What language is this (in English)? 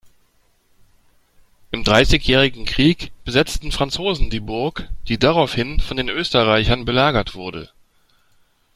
German